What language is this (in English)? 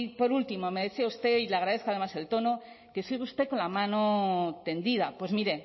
Spanish